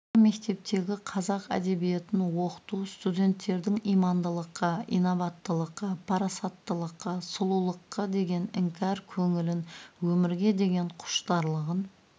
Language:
Kazakh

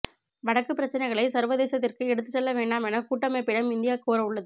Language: Tamil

